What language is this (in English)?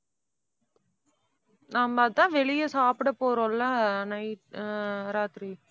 Tamil